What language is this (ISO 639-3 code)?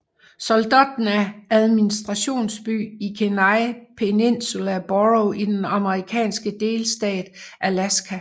dan